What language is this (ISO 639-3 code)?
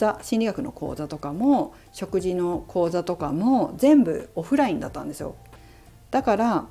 jpn